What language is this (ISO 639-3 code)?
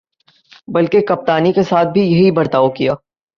urd